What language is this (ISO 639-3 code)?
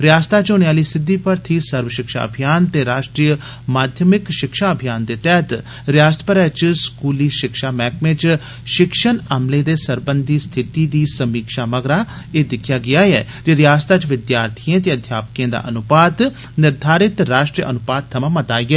doi